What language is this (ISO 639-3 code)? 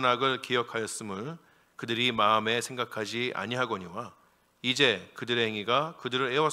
kor